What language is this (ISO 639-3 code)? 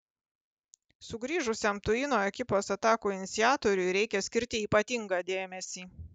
lit